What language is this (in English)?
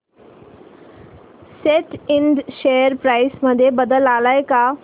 Marathi